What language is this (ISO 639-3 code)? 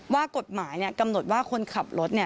tha